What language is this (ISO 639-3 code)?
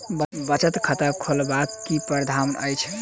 mai